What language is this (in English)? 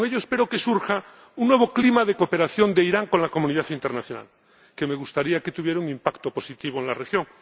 Spanish